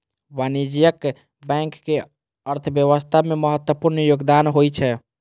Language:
Maithili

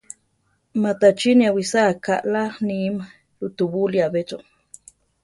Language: Central Tarahumara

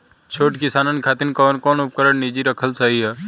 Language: Bhojpuri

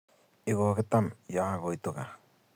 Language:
Kalenjin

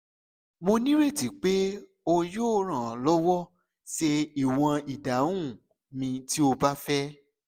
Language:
Yoruba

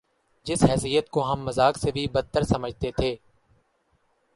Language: Urdu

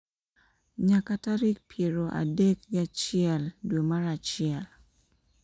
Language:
Luo (Kenya and Tanzania)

